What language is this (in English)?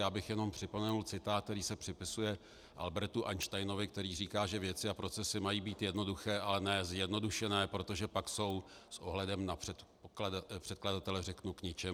Czech